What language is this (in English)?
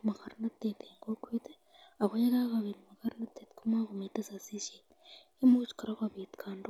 Kalenjin